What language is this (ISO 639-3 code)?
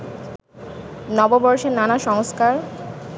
ben